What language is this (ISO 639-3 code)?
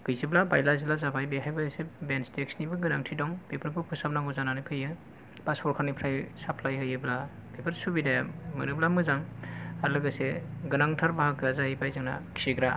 brx